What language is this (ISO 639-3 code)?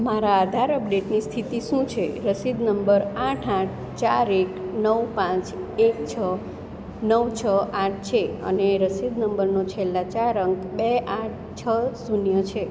guj